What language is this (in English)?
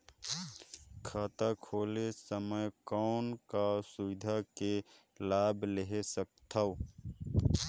Chhattisgarhi